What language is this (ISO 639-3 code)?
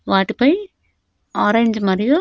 tel